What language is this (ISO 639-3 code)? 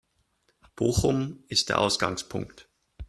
deu